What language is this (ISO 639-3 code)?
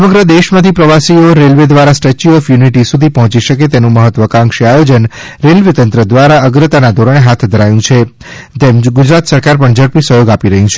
guj